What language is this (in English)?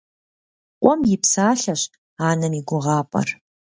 Kabardian